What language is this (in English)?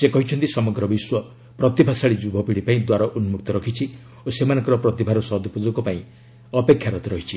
Odia